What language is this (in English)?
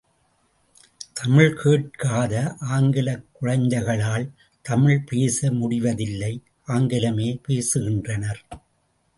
Tamil